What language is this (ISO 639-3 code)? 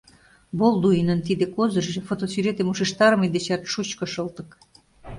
chm